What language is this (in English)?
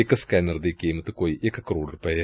Punjabi